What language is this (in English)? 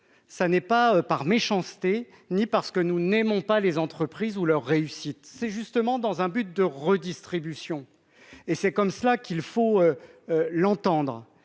French